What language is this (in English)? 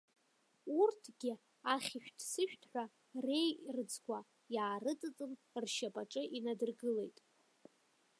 Abkhazian